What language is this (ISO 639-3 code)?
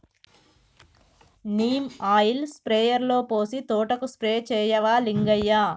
tel